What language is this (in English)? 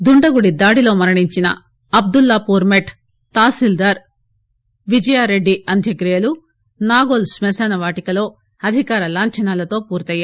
Telugu